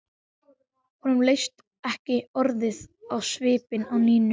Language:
Icelandic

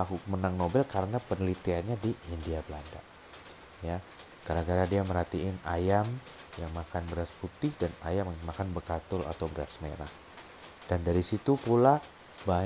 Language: Indonesian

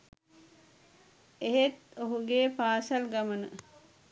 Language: Sinhala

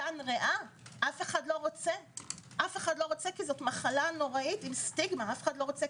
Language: Hebrew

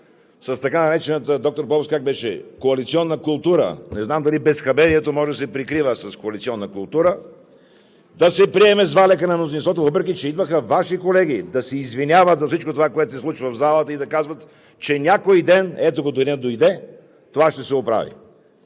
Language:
Bulgarian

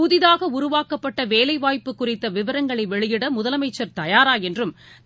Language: Tamil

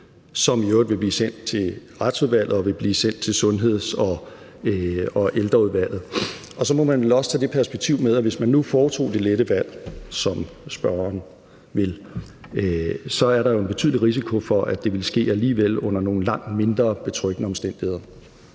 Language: Danish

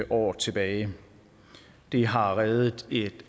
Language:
Danish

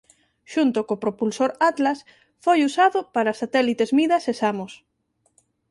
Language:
Galician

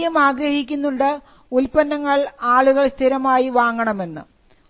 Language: Malayalam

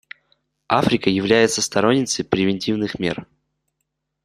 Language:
Russian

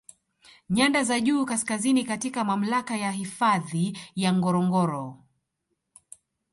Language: Swahili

